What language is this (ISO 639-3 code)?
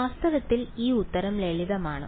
mal